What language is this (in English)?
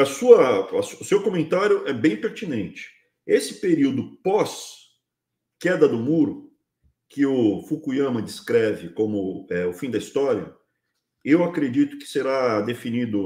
Portuguese